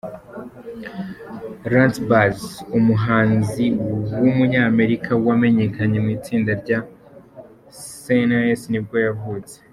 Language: Kinyarwanda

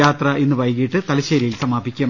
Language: Malayalam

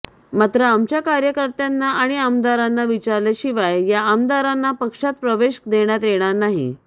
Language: Marathi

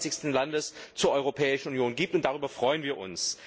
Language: German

